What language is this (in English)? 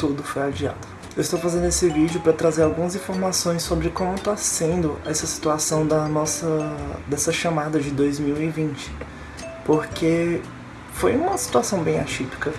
Portuguese